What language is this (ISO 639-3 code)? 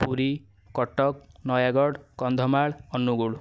ori